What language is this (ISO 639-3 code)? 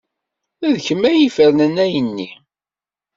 kab